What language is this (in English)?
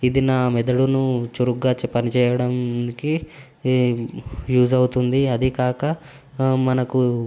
Telugu